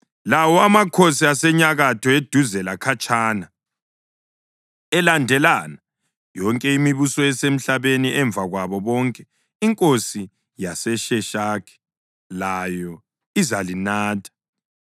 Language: North Ndebele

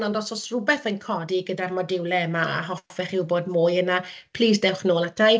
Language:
Welsh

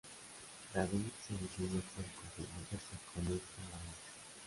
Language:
Spanish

